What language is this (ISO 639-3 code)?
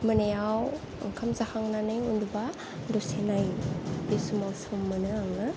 brx